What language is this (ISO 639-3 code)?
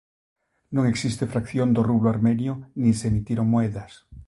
glg